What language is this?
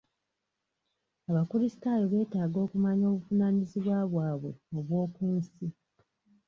Ganda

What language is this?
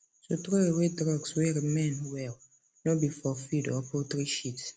Nigerian Pidgin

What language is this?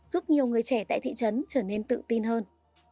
Vietnamese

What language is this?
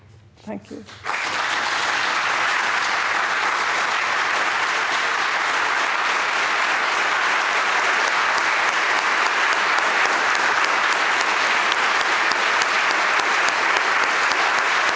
Norwegian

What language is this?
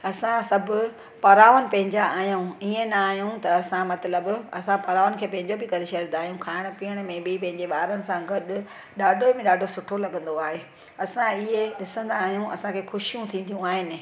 Sindhi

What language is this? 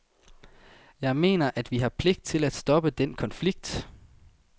Danish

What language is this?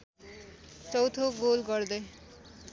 Nepali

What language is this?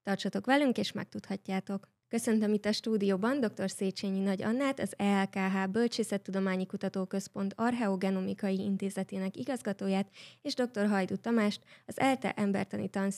Hungarian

